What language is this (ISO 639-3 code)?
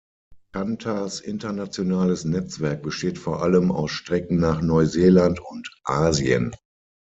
deu